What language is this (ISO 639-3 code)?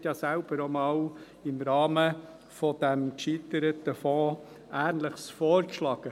gsw